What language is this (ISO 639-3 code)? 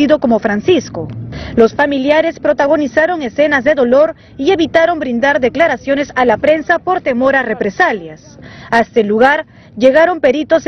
spa